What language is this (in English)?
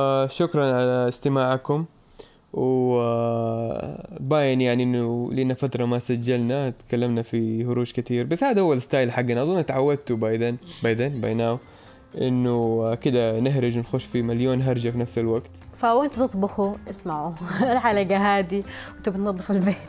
Arabic